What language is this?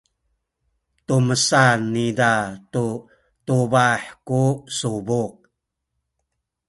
Sakizaya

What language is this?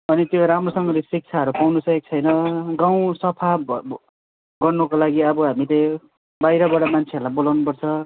Nepali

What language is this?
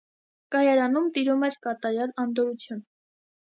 Armenian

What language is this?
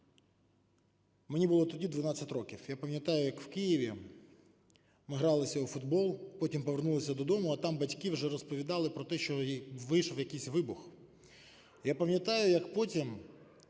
Ukrainian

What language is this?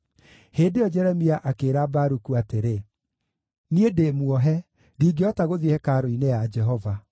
Kikuyu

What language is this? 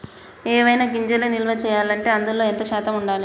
Telugu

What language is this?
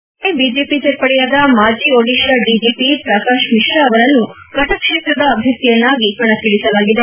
Kannada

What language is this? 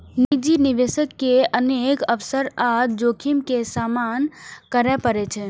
Maithili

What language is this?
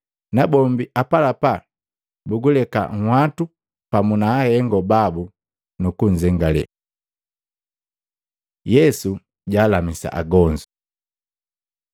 Matengo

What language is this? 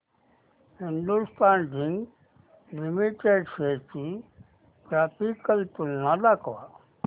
Marathi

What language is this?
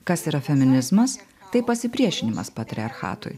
Lithuanian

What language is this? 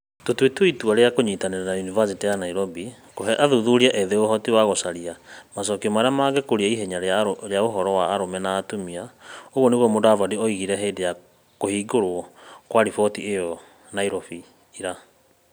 Kikuyu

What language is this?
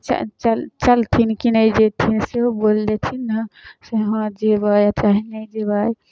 Maithili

